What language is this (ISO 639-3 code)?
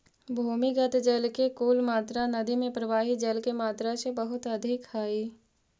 mag